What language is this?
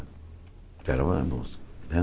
Portuguese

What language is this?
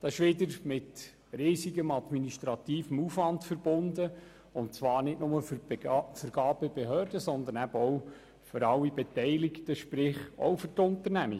Swiss German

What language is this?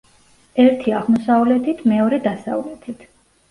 Georgian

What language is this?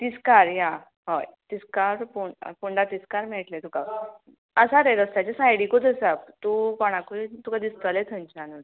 Konkani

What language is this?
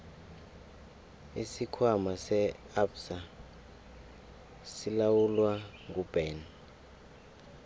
South Ndebele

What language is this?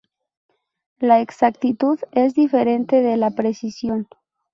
Spanish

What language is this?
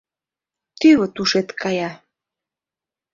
Mari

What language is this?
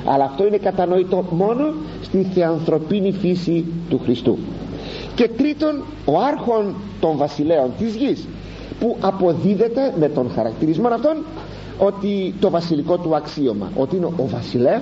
Greek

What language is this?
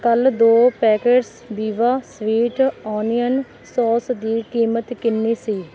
Punjabi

